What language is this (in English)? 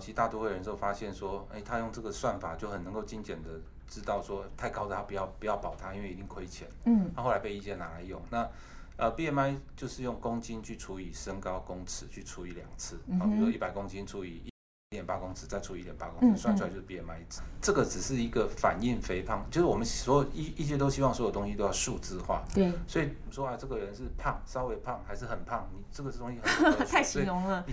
Chinese